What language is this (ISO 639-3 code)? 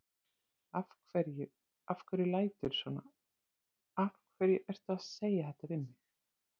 isl